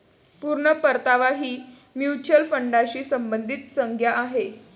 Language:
Marathi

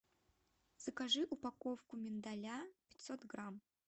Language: Russian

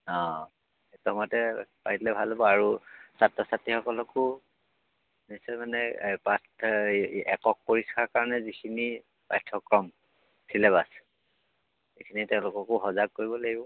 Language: Assamese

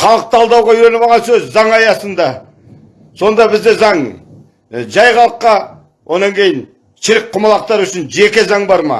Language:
Turkish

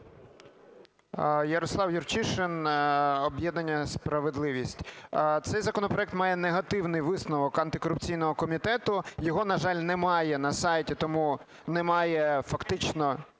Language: Ukrainian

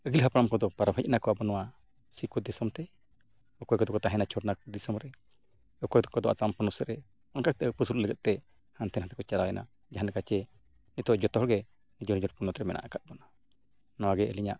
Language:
Santali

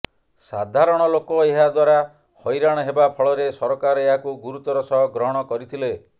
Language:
Odia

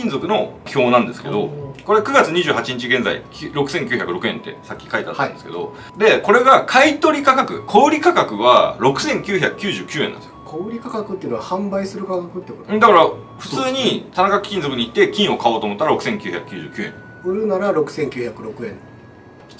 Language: Japanese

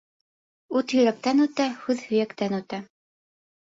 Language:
Bashkir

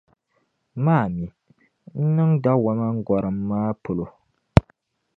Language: Dagbani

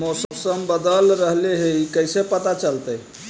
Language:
Magahi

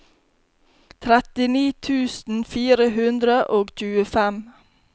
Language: Norwegian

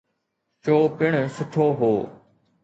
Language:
Sindhi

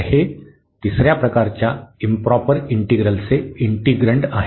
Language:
Marathi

